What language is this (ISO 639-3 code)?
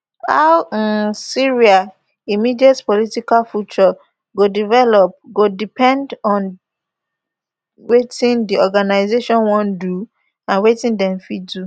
pcm